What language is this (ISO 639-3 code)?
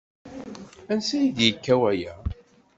kab